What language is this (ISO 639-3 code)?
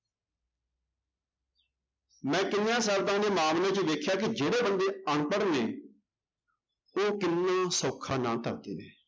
pan